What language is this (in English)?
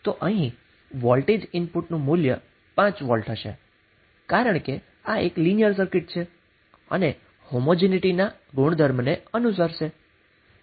Gujarati